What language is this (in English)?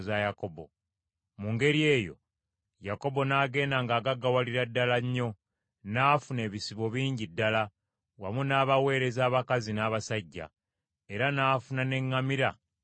Ganda